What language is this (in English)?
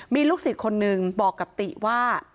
Thai